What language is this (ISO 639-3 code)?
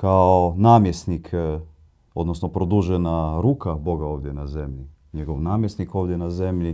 hrv